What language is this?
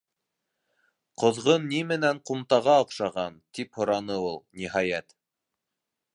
Bashkir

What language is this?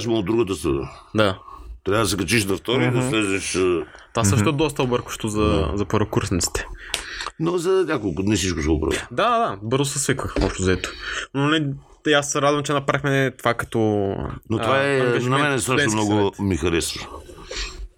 Bulgarian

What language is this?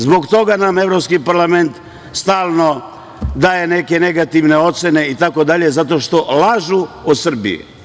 Serbian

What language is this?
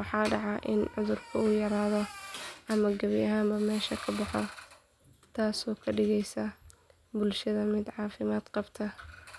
Somali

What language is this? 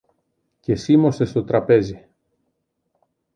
Greek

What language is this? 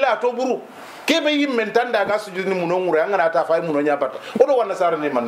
Arabic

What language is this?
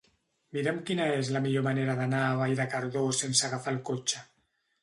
Catalan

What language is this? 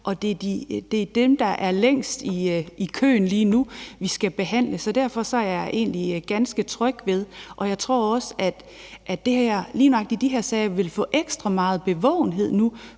Danish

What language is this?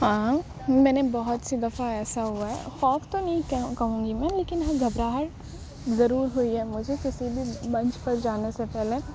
Urdu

